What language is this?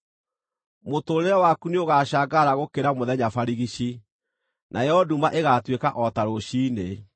Kikuyu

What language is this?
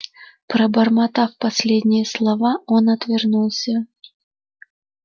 Russian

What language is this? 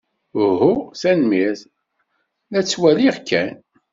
Kabyle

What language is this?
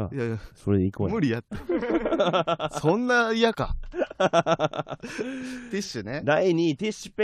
Japanese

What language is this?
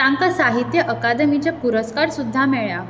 Konkani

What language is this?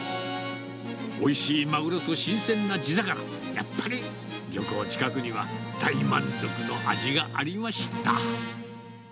Japanese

